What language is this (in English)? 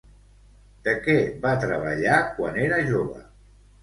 Catalan